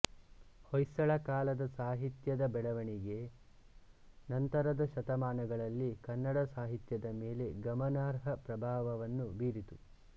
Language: Kannada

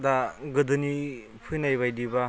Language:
Bodo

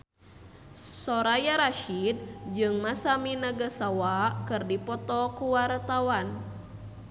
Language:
Sundanese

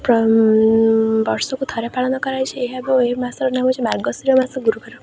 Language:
Odia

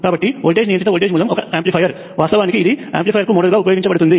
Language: Telugu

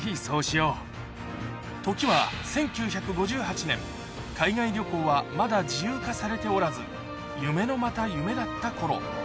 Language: Japanese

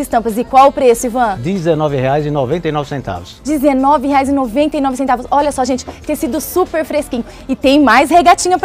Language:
Portuguese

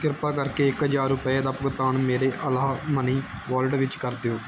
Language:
Punjabi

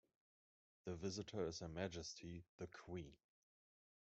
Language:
English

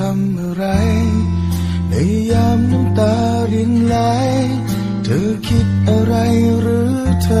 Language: Thai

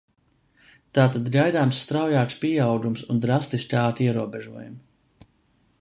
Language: Latvian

